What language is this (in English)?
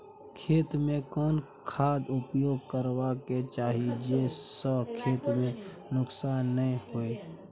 Maithili